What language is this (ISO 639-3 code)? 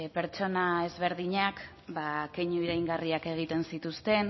eus